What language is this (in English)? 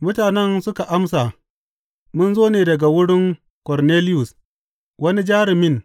Hausa